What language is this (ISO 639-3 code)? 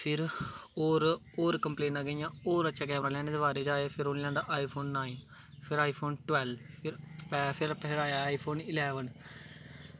doi